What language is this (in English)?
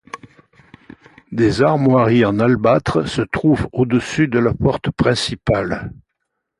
French